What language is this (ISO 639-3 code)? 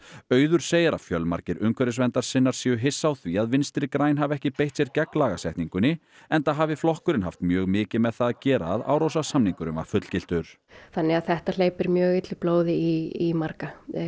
isl